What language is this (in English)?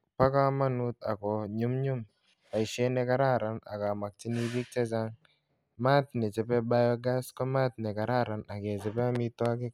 Kalenjin